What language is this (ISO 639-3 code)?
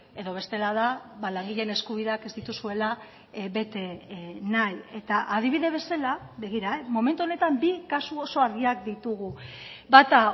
eus